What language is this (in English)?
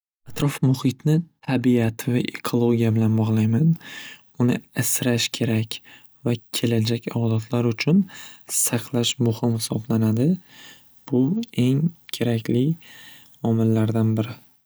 Uzbek